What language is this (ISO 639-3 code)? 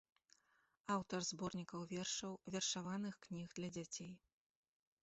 bel